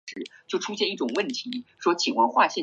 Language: Chinese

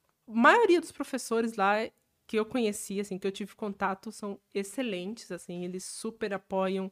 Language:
Portuguese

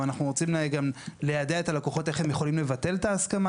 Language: Hebrew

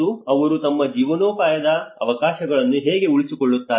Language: Kannada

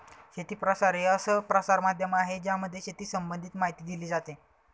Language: Marathi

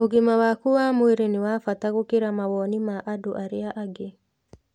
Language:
Kikuyu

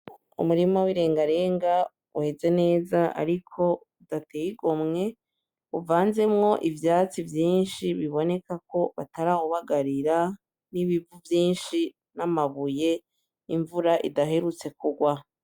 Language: Rundi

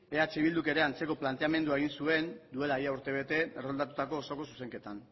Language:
Basque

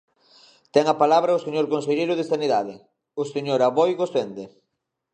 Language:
Galician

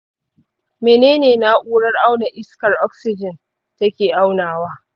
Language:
Hausa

